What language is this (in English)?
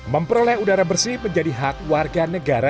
Indonesian